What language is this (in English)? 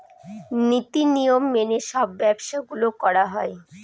Bangla